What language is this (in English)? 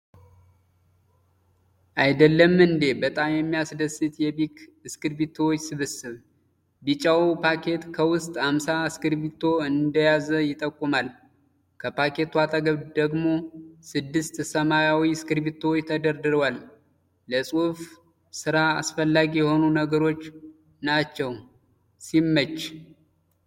Amharic